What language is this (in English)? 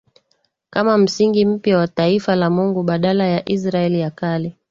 Swahili